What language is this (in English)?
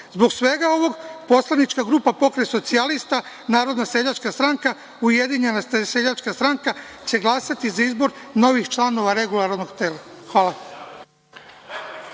Serbian